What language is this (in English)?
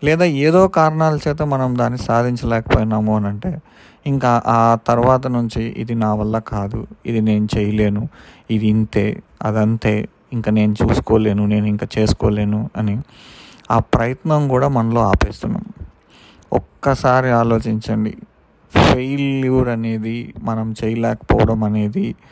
Telugu